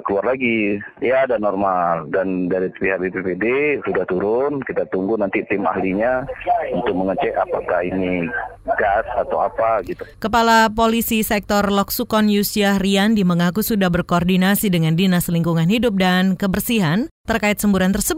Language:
Indonesian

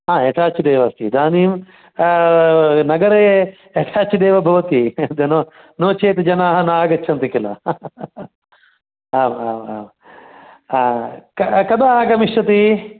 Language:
Sanskrit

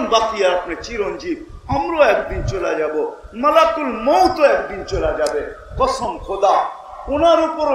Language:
Turkish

